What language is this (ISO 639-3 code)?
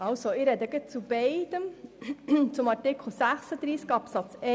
gsw